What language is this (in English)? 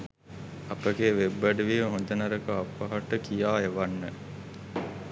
Sinhala